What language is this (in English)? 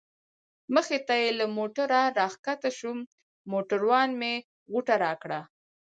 Pashto